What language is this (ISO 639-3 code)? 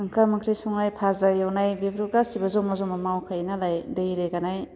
brx